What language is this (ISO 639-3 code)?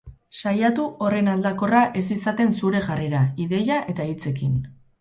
eus